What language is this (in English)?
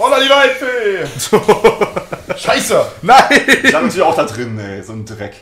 German